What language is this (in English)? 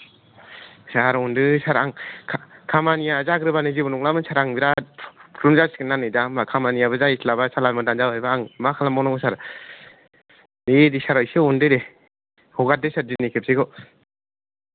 Bodo